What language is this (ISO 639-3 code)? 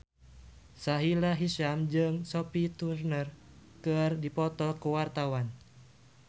sun